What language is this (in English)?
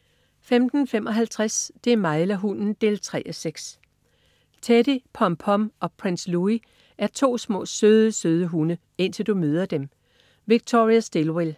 Danish